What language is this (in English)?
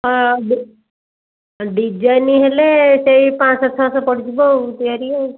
Odia